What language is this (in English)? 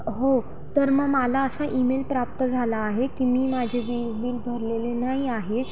Marathi